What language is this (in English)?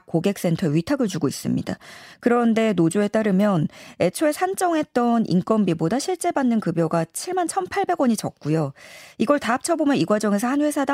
Korean